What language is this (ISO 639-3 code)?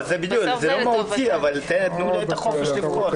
heb